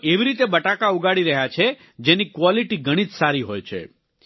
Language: Gujarati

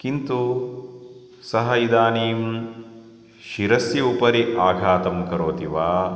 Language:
Sanskrit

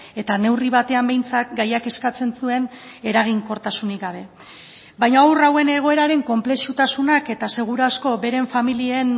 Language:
Basque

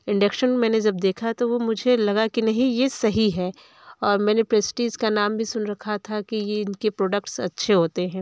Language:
Hindi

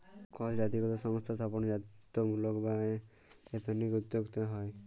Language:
Bangla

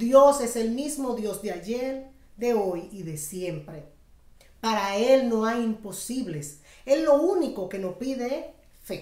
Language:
Spanish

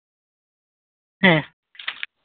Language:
Santali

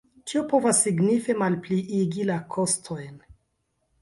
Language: Esperanto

